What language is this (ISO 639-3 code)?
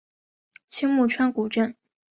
zho